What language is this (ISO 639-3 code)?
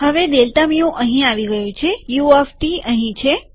guj